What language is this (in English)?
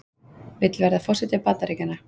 Icelandic